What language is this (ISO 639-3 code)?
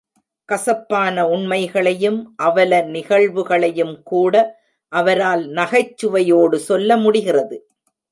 tam